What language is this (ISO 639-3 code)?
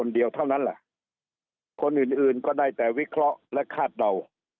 tha